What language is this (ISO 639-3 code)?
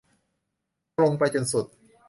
tha